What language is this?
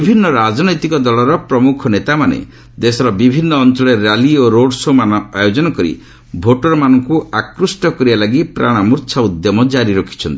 Odia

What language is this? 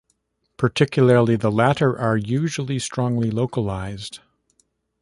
English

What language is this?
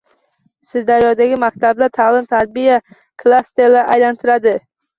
Uzbek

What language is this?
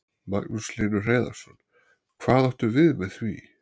Icelandic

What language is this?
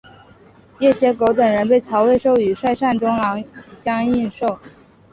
Chinese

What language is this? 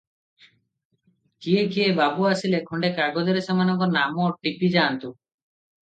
Odia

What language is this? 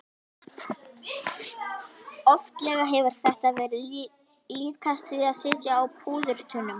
Icelandic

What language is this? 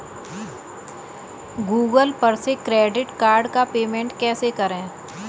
Hindi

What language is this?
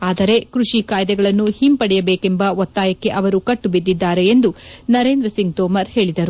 Kannada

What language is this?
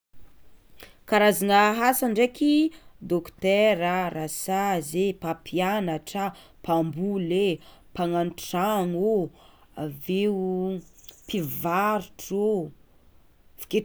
Tsimihety Malagasy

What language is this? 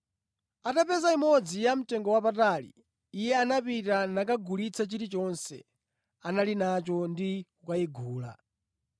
Nyanja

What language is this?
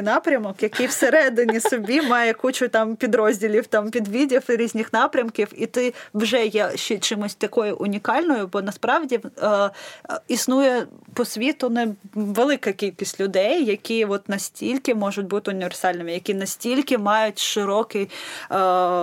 Ukrainian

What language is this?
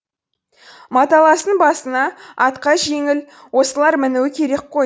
Kazakh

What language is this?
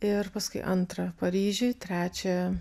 Lithuanian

